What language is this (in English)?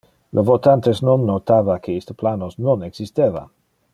Interlingua